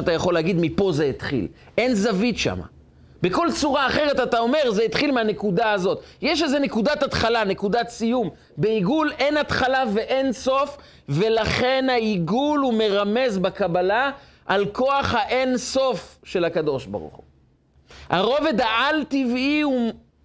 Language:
Hebrew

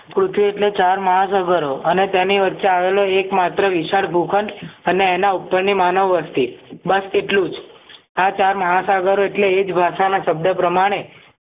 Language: Gujarati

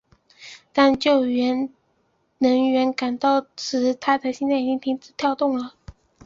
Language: Chinese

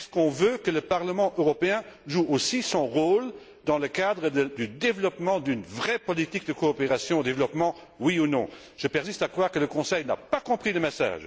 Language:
French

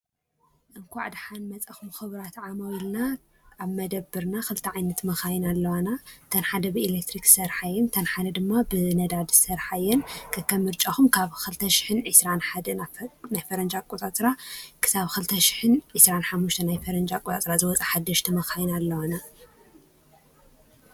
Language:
Tigrinya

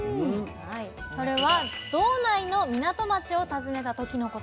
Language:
Japanese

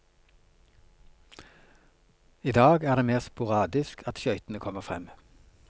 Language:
Norwegian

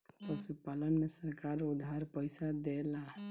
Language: Bhojpuri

